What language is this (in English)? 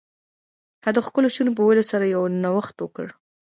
Pashto